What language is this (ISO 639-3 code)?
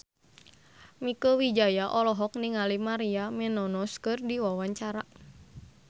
sun